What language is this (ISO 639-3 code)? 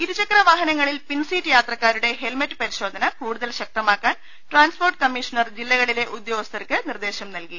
mal